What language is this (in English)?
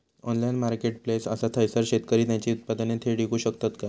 Marathi